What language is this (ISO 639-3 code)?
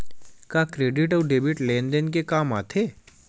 hne